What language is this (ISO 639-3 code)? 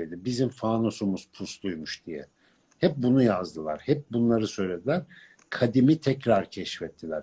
tur